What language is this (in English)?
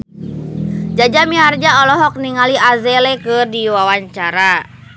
Sundanese